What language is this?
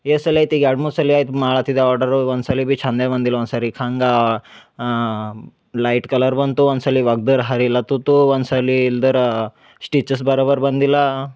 Kannada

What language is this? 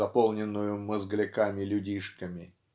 Russian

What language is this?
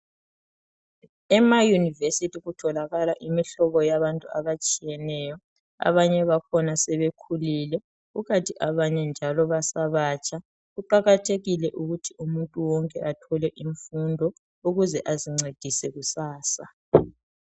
North Ndebele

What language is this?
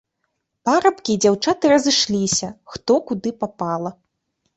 Belarusian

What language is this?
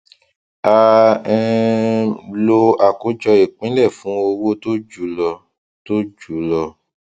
Yoruba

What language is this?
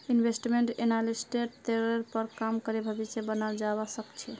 Magahi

